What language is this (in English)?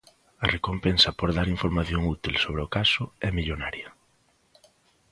Galician